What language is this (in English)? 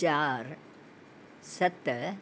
Sindhi